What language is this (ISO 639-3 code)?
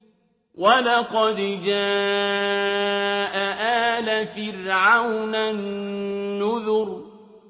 ara